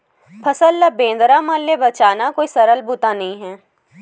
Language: Chhattisgarhi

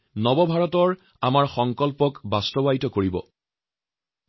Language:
Assamese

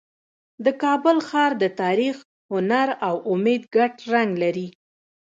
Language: Pashto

